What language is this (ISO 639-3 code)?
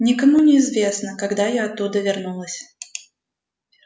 rus